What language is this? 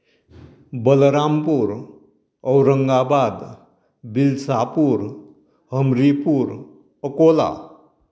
Konkani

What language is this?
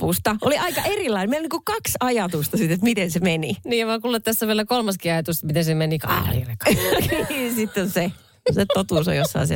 Finnish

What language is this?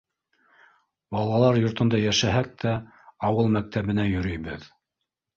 Bashkir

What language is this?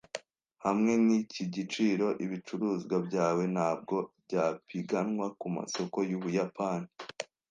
Kinyarwanda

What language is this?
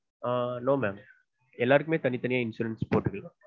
Tamil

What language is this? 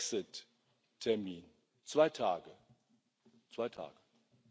German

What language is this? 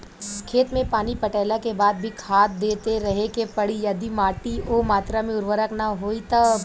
Bhojpuri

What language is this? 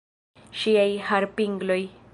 Esperanto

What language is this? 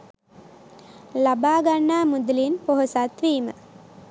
Sinhala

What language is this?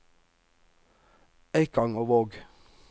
Norwegian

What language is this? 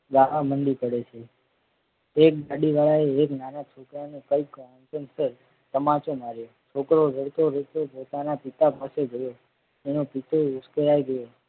Gujarati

